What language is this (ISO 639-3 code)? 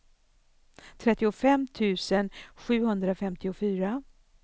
swe